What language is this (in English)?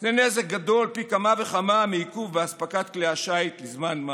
Hebrew